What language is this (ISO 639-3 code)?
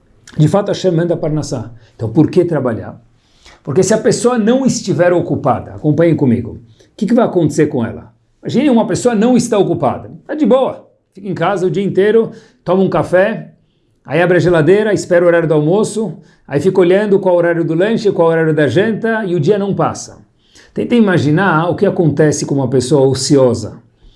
por